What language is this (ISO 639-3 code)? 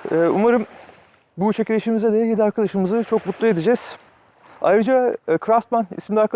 tur